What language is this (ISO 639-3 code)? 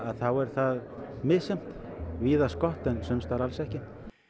isl